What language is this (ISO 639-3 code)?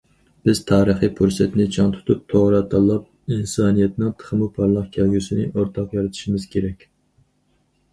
uig